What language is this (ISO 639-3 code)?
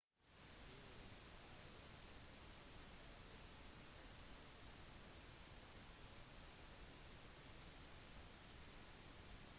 nob